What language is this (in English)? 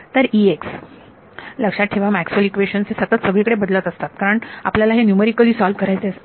Marathi